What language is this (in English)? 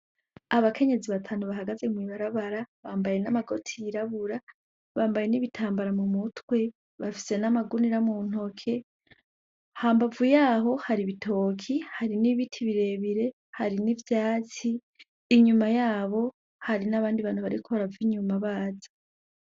Rundi